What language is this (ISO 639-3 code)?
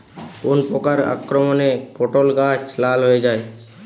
ben